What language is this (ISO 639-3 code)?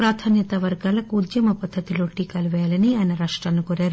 tel